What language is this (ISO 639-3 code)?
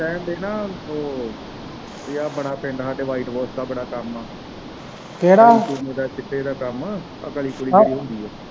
pan